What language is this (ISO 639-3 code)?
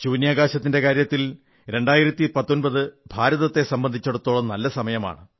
mal